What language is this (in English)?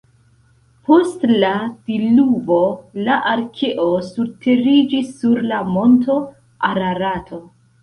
Esperanto